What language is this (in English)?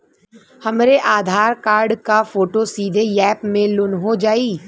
Bhojpuri